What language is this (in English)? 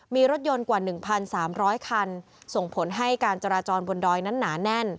Thai